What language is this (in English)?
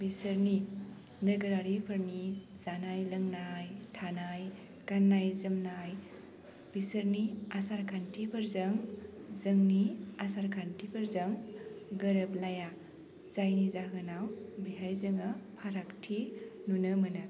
Bodo